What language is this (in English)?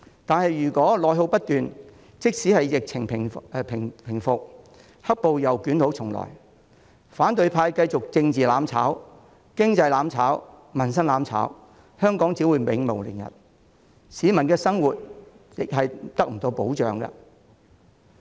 Cantonese